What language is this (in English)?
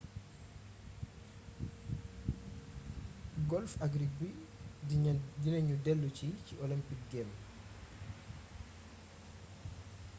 Wolof